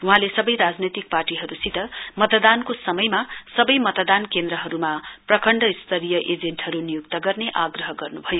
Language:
Nepali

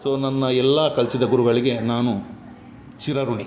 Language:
Kannada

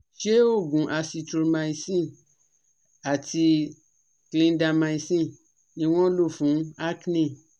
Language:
Yoruba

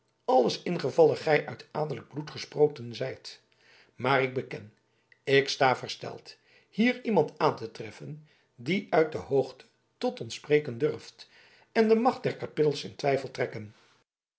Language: Dutch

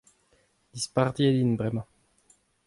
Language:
Breton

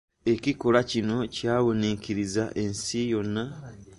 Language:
Ganda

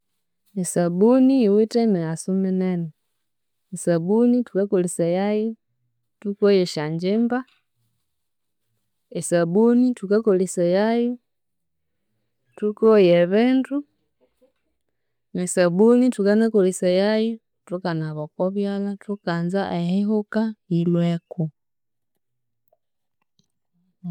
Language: Konzo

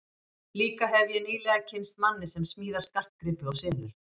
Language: Icelandic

